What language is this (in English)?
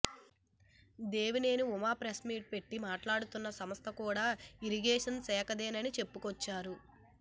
Telugu